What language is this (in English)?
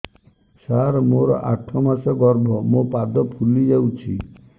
Odia